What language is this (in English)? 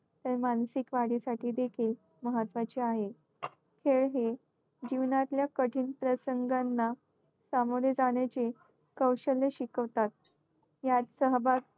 Marathi